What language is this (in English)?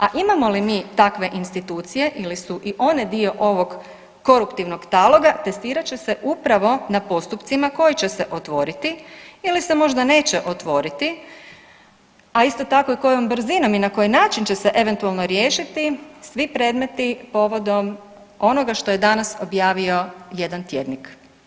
Croatian